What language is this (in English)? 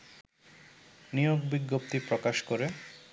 Bangla